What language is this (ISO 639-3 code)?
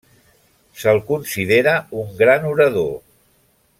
cat